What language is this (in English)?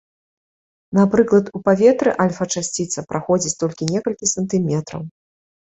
Belarusian